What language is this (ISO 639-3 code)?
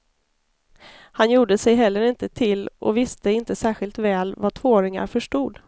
swe